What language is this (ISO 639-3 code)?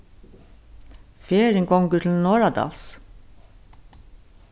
fao